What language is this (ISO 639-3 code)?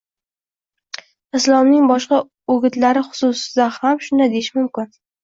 uzb